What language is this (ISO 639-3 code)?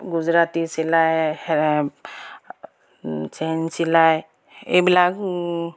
asm